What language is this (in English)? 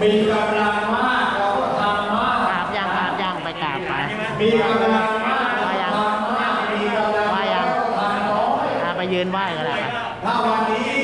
Thai